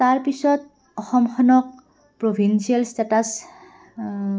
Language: Assamese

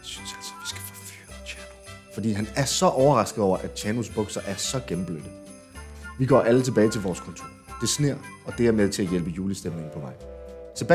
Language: Danish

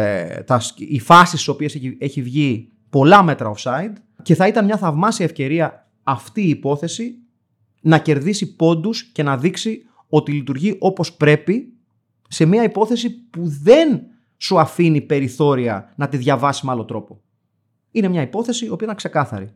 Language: Greek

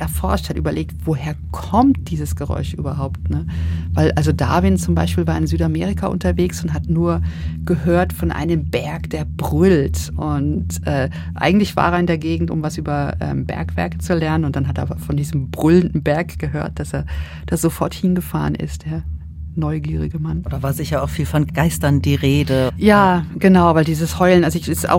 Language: German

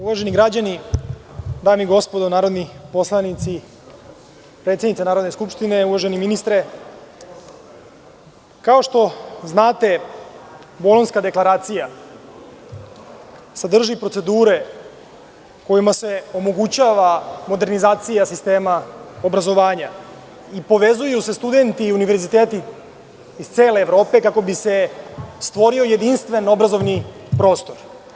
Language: Serbian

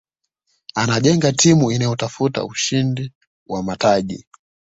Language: Swahili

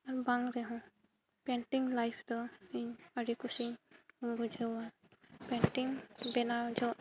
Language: Santali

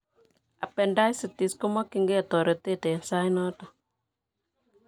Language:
Kalenjin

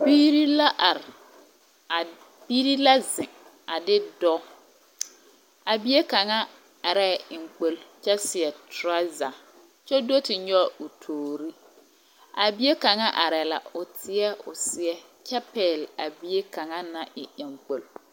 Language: Southern Dagaare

